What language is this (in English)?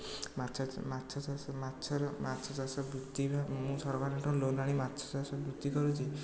Odia